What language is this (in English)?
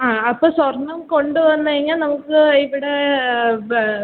Malayalam